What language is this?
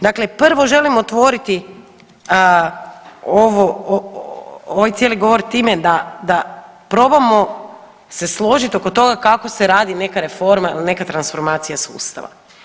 Croatian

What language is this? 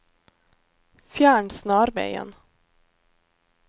Norwegian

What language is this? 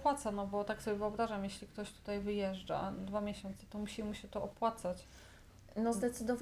Polish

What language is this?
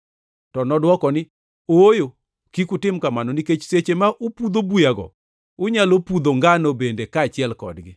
Luo (Kenya and Tanzania)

